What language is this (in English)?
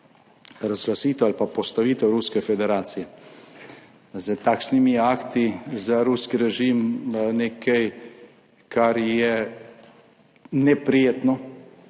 Slovenian